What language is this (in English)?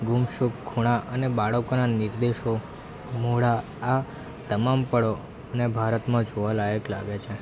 Gujarati